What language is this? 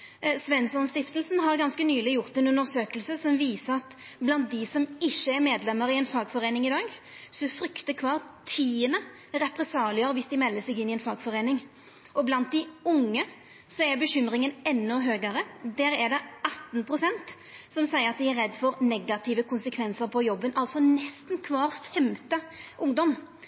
Norwegian Nynorsk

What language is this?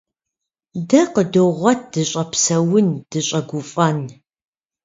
Kabardian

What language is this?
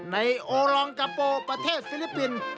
Thai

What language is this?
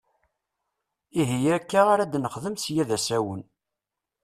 Kabyle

